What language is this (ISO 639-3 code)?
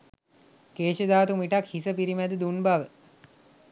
sin